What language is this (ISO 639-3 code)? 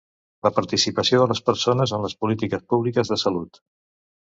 cat